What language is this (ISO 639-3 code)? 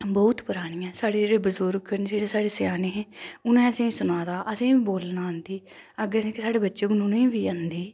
doi